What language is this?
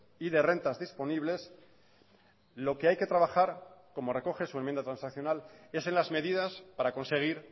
Spanish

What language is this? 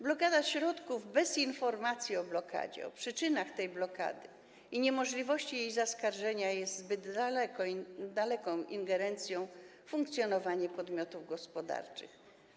Polish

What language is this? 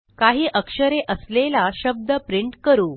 Marathi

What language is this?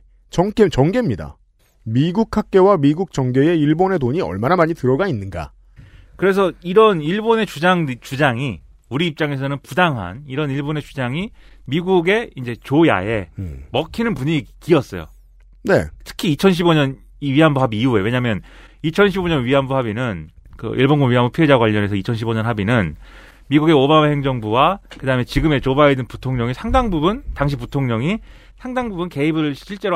Korean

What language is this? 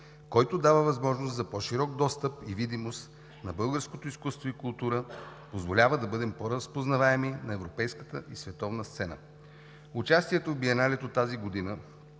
Bulgarian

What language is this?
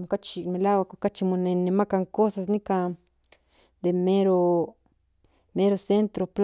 Central Nahuatl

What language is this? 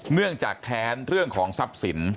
Thai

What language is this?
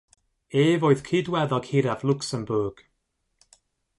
Welsh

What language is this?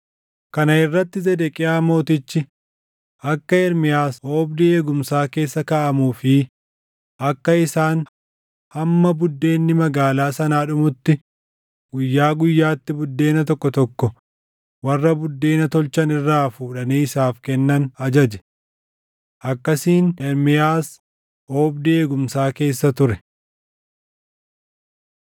Oromo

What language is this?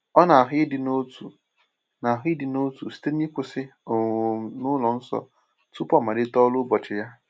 Igbo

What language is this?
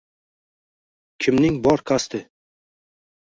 Uzbek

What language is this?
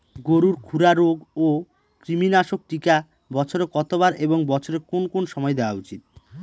Bangla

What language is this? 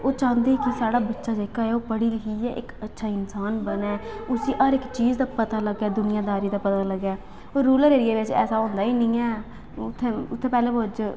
Dogri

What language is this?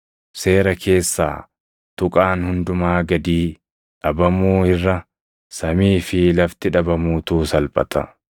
Oromo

